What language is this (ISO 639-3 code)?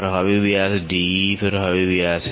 hin